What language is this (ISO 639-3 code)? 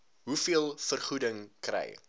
afr